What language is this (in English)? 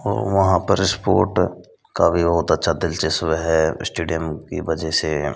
Hindi